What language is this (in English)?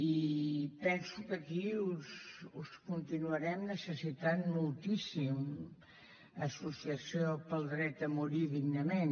Catalan